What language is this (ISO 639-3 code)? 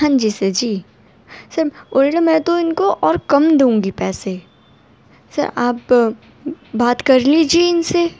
urd